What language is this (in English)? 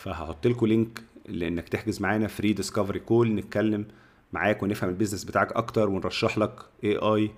Arabic